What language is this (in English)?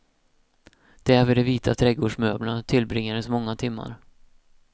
Swedish